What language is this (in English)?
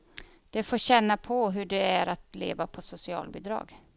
Swedish